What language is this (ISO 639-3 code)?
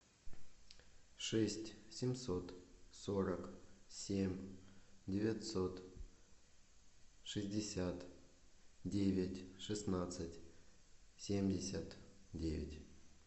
rus